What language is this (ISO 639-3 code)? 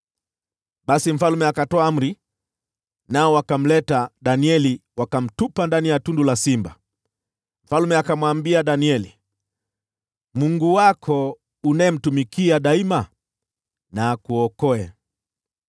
swa